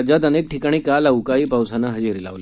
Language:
Marathi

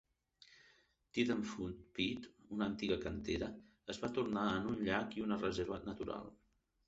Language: Catalan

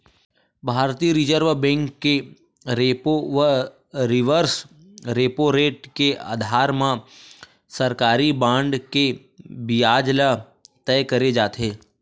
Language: Chhattisgarhi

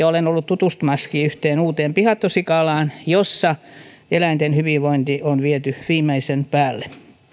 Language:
Finnish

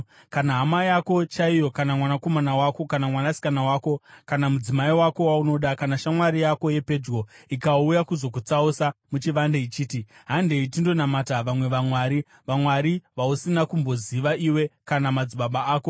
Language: Shona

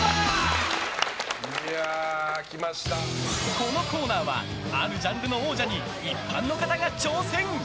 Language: Japanese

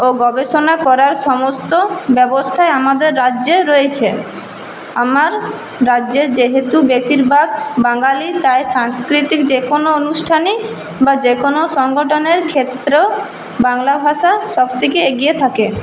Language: Bangla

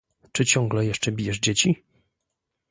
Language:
Polish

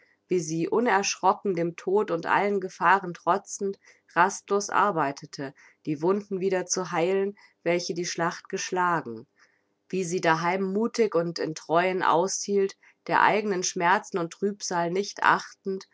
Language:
German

